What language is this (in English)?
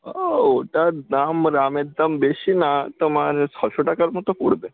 Bangla